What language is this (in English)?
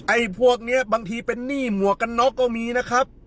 Thai